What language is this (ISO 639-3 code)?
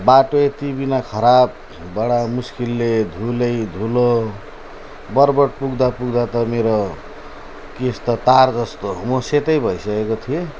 nep